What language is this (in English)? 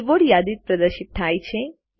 Gujarati